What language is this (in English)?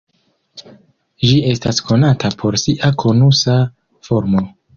Esperanto